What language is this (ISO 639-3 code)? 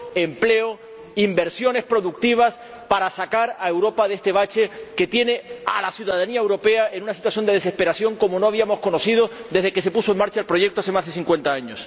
spa